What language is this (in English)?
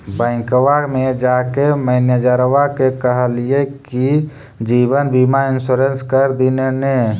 Magahi